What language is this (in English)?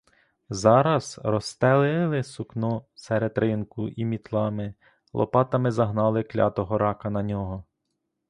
Ukrainian